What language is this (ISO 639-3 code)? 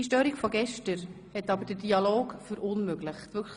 gsw